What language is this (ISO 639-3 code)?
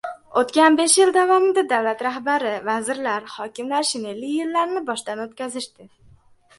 uzb